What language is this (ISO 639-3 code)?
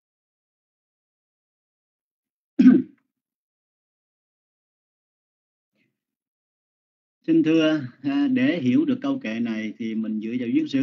vie